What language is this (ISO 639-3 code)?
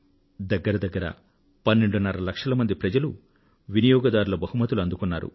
tel